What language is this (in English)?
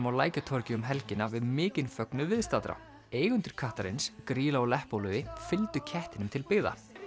Icelandic